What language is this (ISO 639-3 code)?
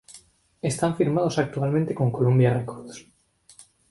spa